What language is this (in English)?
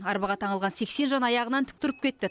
Kazakh